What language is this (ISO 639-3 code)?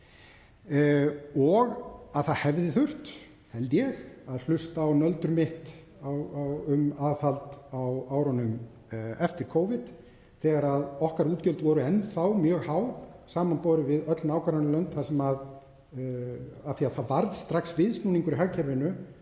isl